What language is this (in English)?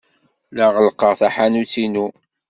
Kabyle